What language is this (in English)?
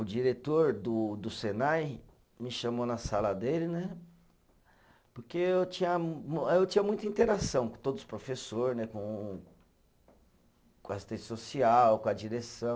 Portuguese